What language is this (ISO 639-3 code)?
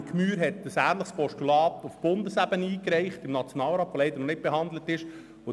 gsw